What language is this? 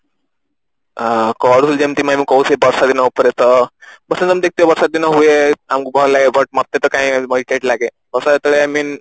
Odia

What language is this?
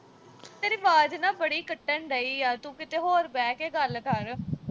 Punjabi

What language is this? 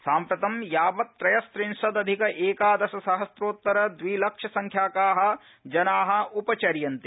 Sanskrit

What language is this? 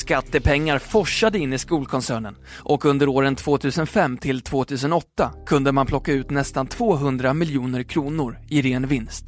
Swedish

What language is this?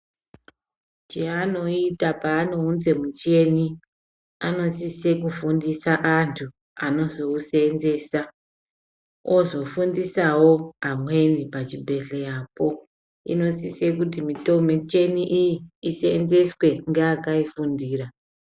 Ndau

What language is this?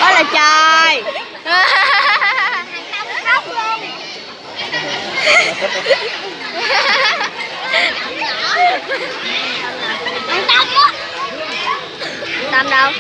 Vietnamese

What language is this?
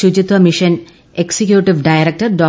Malayalam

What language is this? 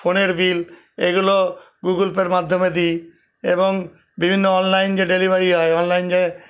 Bangla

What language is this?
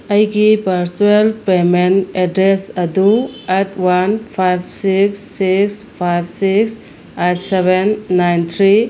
Manipuri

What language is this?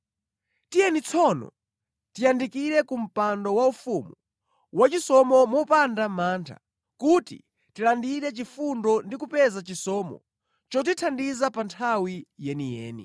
Nyanja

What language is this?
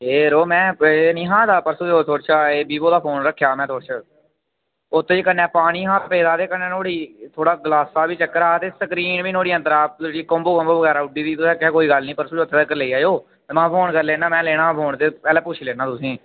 Dogri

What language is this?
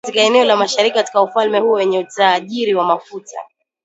Swahili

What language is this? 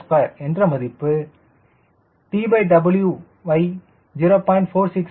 Tamil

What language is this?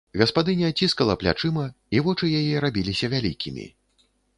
Belarusian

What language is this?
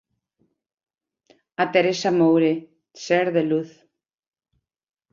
Galician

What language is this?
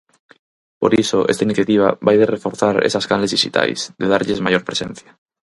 Galician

